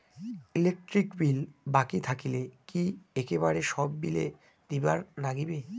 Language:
Bangla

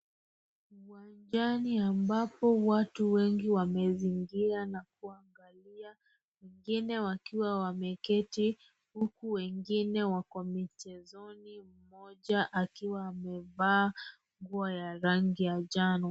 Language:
Swahili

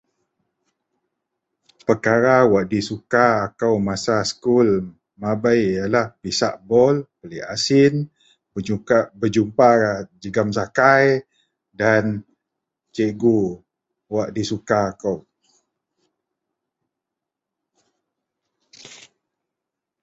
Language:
Central Melanau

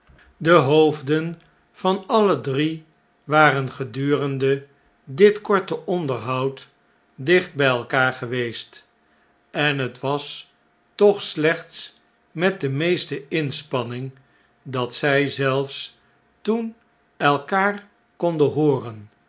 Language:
Dutch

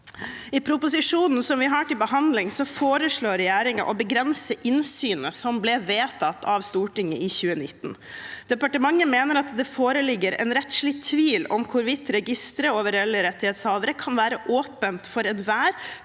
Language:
Norwegian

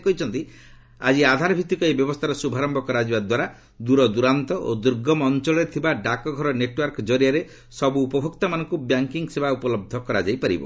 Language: Odia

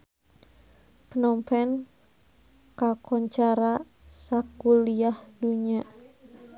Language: Sundanese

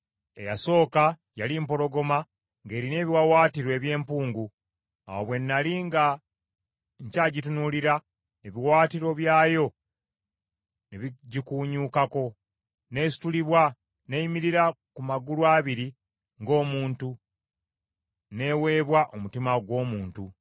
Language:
Ganda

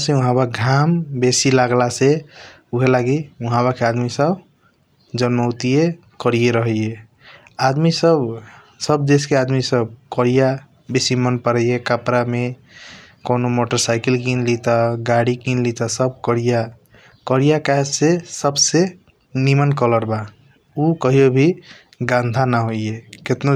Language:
Kochila Tharu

